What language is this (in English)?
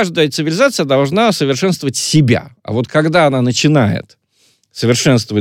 Russian